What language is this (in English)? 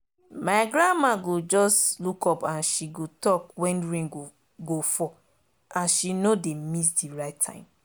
Nigerian Pidgin